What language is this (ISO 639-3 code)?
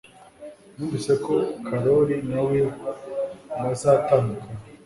kin